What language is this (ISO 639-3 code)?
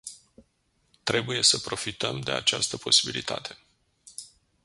ron